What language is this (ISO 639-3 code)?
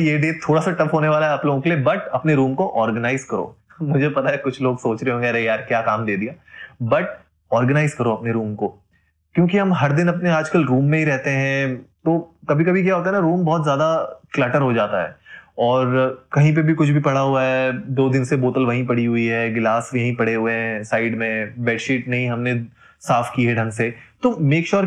hin